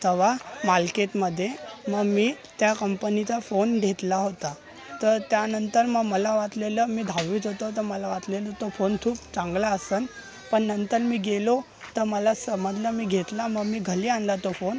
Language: Marathi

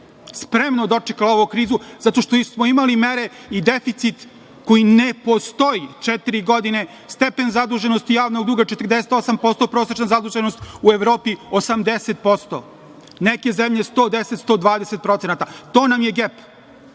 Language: Serbian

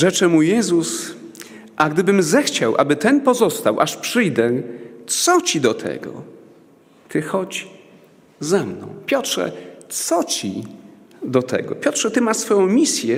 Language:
Polish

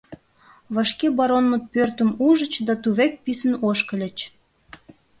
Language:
Mari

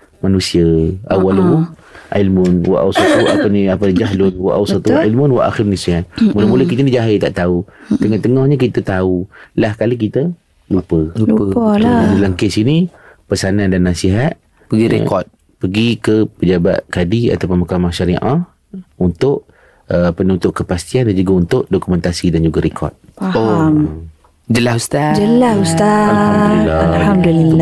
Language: Malay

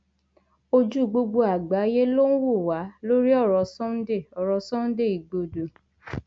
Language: Yoruba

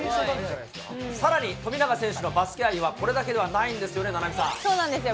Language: Japanese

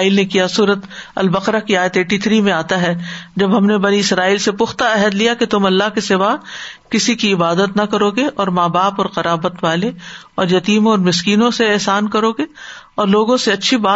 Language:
Urdu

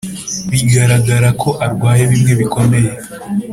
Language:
Kinyarwanda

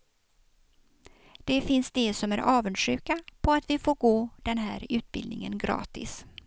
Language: Swedish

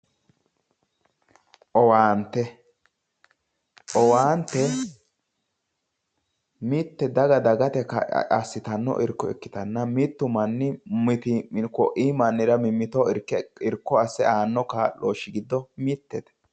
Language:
Sidamo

